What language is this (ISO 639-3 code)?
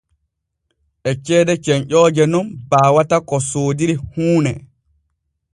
fue